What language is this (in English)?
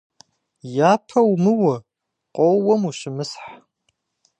Kabardian